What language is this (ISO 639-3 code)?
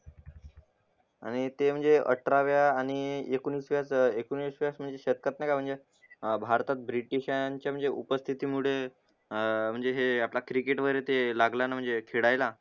mar